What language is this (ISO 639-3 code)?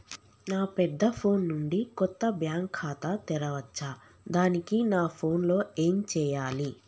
tel